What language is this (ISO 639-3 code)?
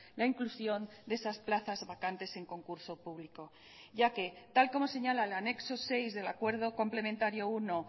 spa